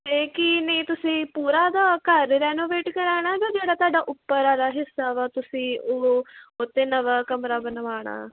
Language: Punjabi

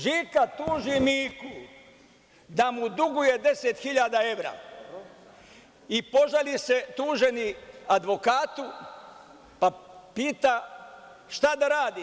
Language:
Serbian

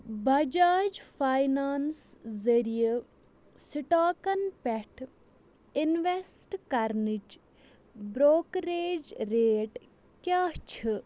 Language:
Kashmiri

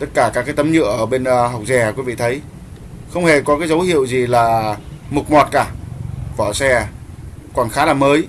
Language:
Vietnamese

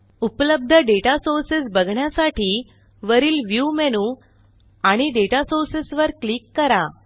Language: Marathi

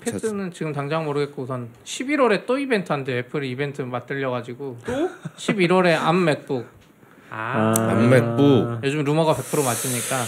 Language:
Korean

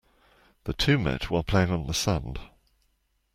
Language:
English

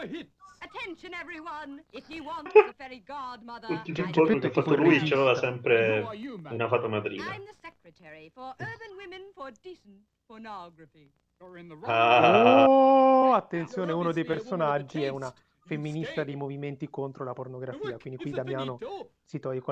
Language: Italian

